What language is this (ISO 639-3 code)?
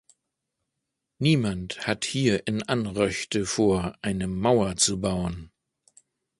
deu